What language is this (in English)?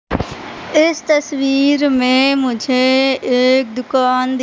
Hindi